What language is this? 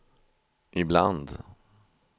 Swedish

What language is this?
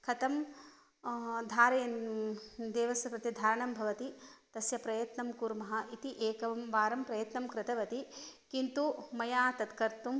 Sanskrit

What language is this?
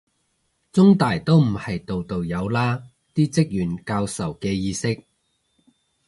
Cantonese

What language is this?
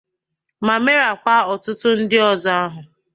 Igbo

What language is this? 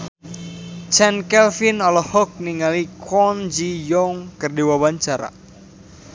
Sundanese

